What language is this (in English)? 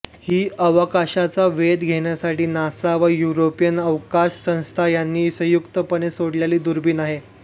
Marathi